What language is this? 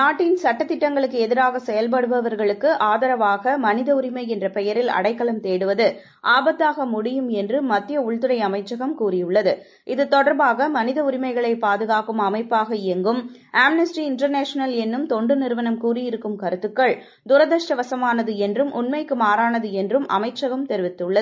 Tamil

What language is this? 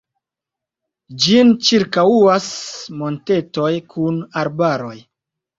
Esperanto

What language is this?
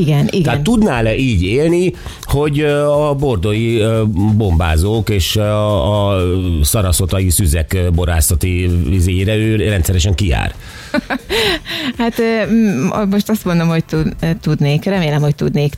Hungarian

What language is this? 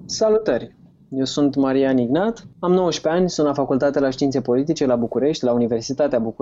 Romanian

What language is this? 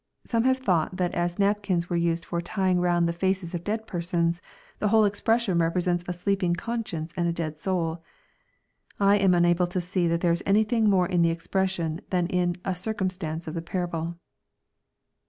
English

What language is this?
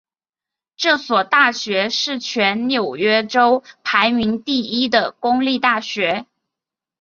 Chinese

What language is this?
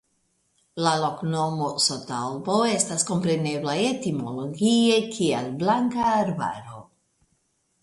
Esperanto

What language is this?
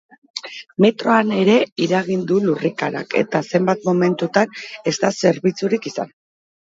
Basque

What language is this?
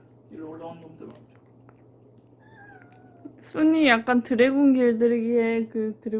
Korean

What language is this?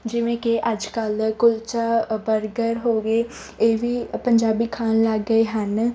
Punjabi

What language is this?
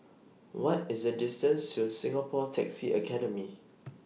English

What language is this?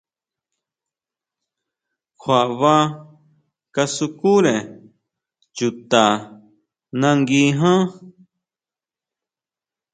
Huautla Mazatec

